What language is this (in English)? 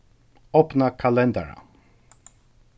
Faroese